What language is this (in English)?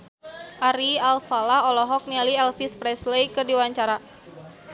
Sundanese